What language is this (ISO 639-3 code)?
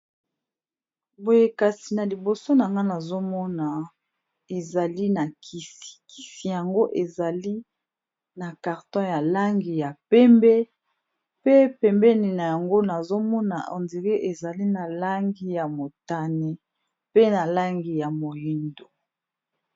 lin